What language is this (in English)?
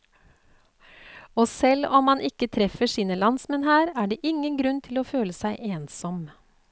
Norwegian